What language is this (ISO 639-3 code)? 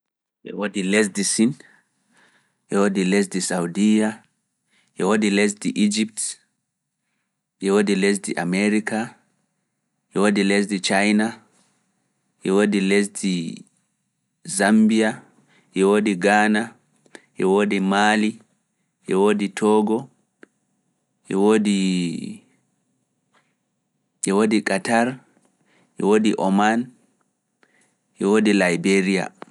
ful